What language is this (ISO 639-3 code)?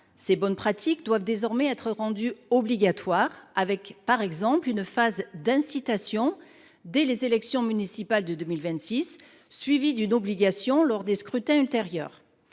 fra